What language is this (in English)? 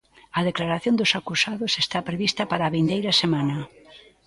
Galician